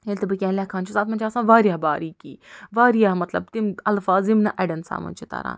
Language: Kashmiri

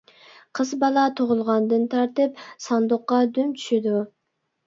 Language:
Uyghur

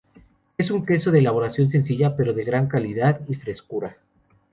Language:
Spanish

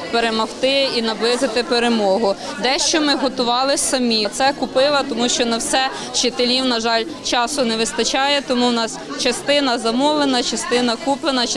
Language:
Ukrainian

